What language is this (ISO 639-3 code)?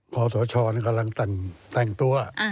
tha